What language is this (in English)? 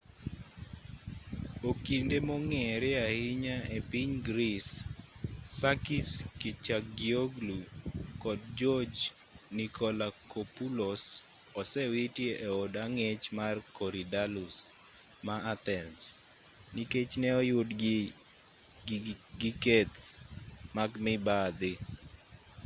Luo (Kenya and Tanzania)